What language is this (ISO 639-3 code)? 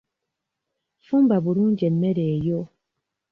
lug